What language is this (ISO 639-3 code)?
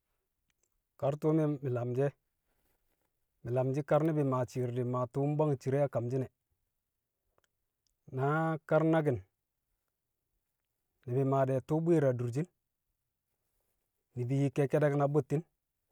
kcq